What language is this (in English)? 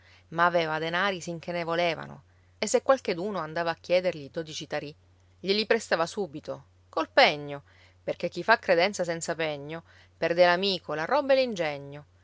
Italian